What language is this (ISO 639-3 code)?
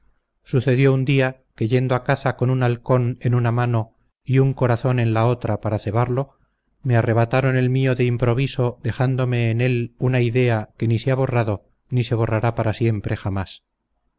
spa